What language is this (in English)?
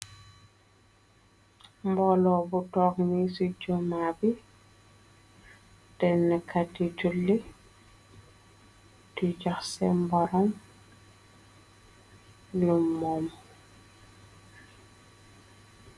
Wolof